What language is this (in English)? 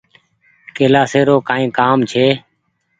Goaria